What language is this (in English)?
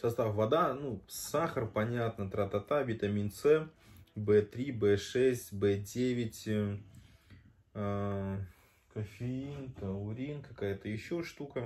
Russian